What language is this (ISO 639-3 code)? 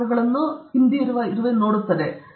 kan